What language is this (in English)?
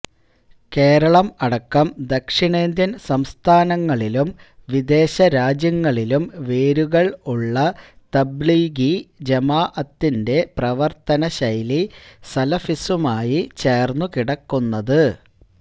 Malayalam